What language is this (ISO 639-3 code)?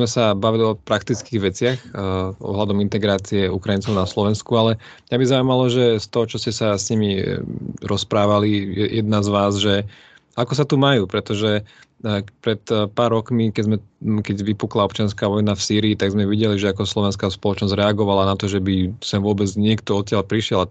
slk